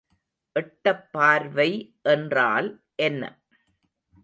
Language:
Tamil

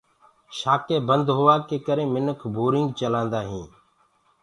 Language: Gurgula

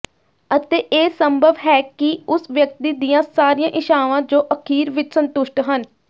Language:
Punjabi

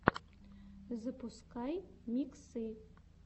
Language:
Russian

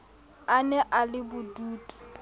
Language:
Southern Sotho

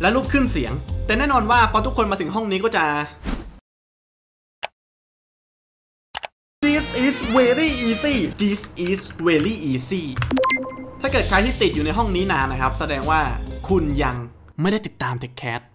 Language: Thai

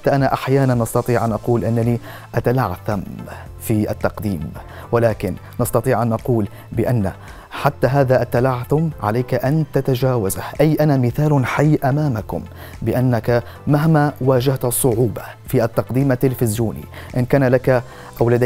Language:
Arabic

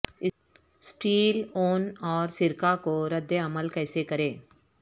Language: Urdu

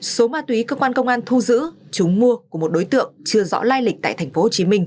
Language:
Vietnamese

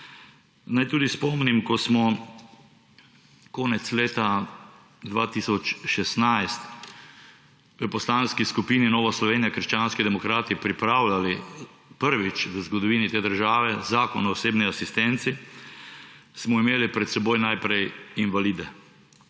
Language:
Slovenian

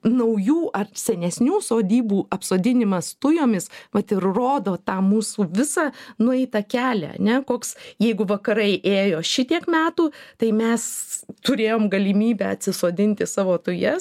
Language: Lithuanian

